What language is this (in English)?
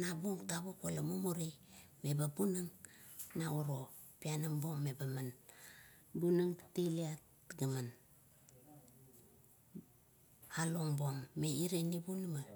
Kuot